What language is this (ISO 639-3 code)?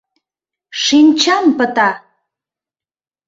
chm